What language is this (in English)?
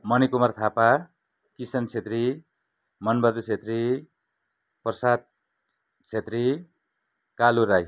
Nepali